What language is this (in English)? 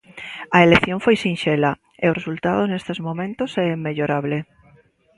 Galician